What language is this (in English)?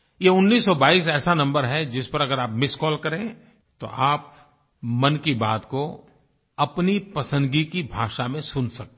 Hindi